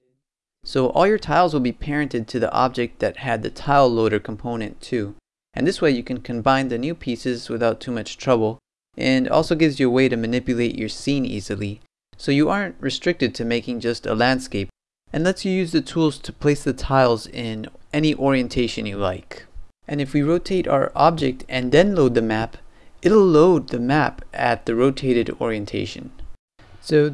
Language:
English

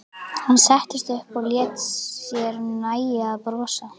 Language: Icelandic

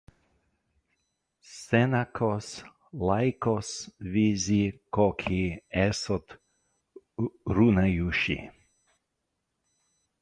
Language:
Latvian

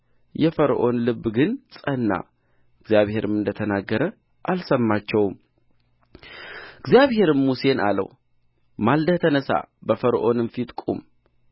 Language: Amharic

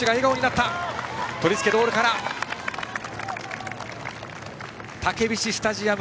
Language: Japanese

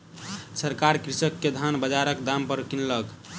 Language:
Maithili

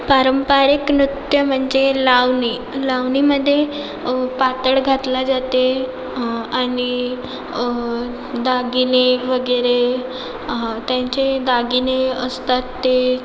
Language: Marathi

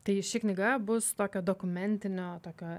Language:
Lithuanian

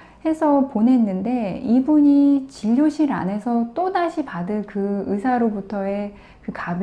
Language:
Korean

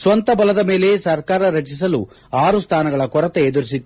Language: Kannada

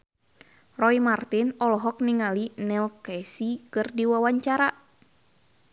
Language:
Sundanese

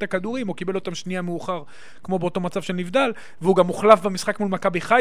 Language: Hebrew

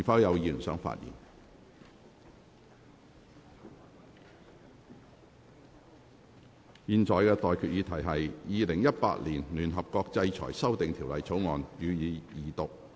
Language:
Cantonese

